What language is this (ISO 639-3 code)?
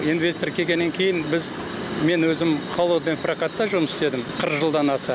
kaz